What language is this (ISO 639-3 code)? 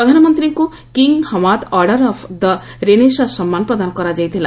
ori